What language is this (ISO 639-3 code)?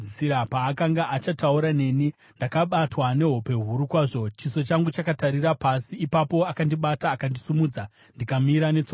sna